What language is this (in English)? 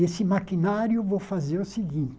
Portuguese